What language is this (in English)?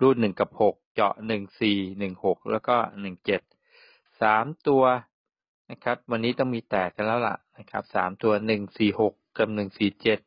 Thai